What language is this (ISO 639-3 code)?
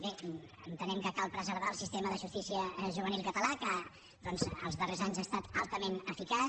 cat